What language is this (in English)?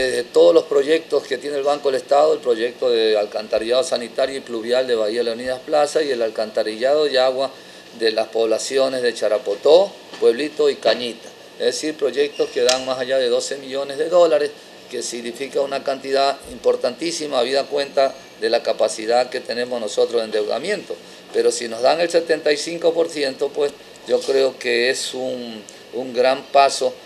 Spanish